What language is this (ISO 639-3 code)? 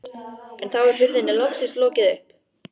isl